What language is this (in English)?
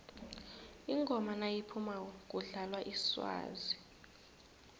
South Ndebele